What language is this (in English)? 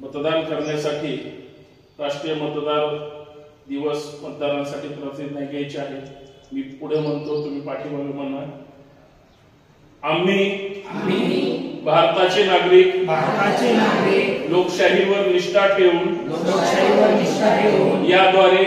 Romanian